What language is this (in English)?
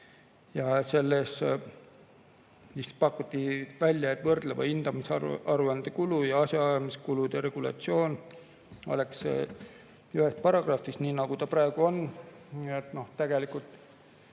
Estonian